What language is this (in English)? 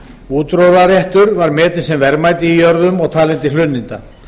Icelandic